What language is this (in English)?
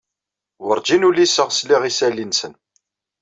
Kabyle